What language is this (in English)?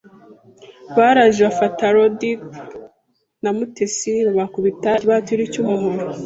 Kinyarwanda